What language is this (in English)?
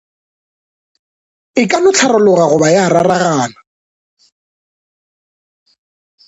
Northern Sotho